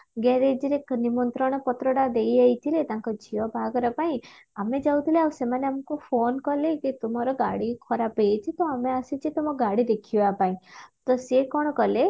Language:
Odia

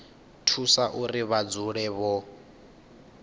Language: Venda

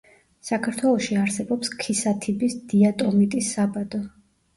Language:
Georgian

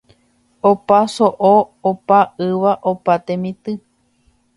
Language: Guarani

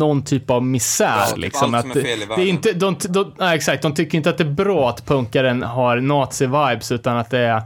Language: Swedish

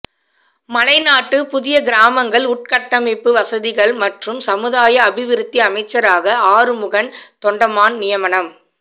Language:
Tamil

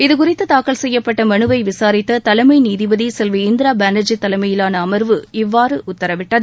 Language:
Tamil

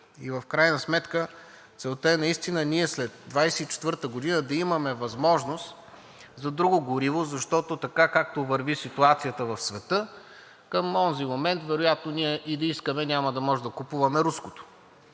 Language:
Bulgarian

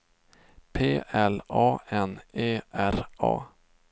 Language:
Swedish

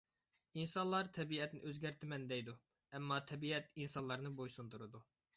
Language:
Uyghur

